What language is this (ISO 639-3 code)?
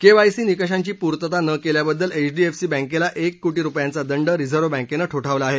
mar